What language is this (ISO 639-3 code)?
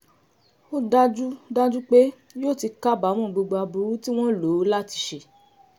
yor